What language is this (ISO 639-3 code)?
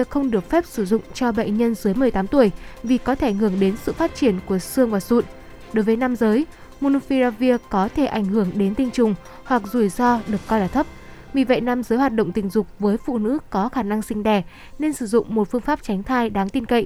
vie